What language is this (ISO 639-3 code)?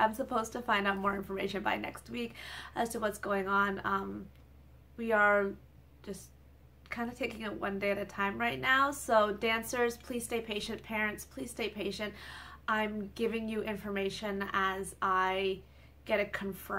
eng